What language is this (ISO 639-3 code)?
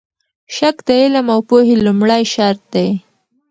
pus